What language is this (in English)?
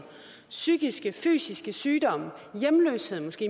Danish